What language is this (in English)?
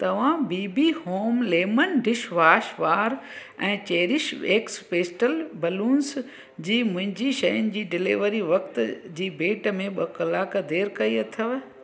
Sindhi